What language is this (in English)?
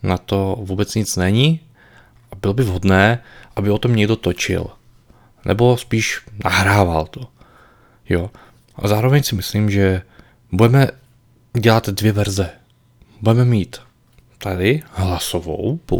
Czech